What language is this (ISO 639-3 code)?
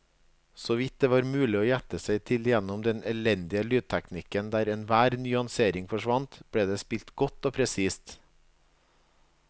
nor